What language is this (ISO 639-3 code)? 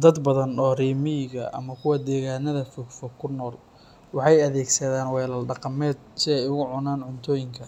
som